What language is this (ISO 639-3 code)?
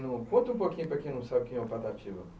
por